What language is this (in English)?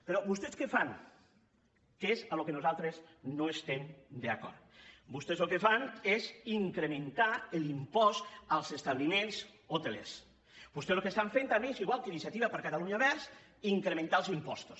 Catalan